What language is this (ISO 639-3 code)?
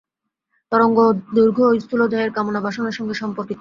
ben